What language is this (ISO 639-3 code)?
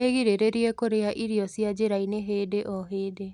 kik